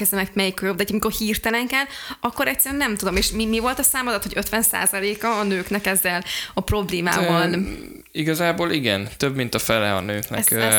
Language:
Hungarian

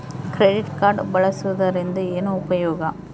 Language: Kannada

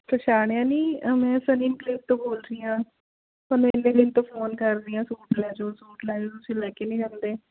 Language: Punjabi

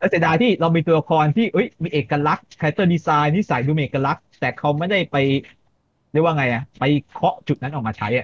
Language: Thai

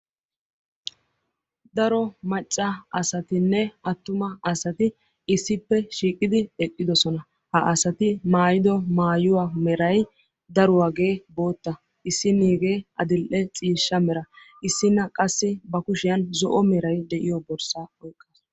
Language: Wolaytta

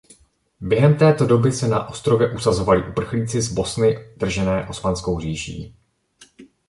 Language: Czech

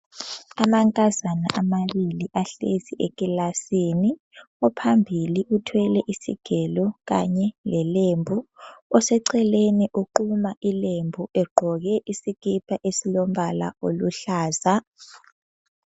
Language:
North Ndebele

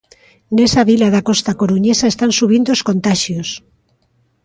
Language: Galician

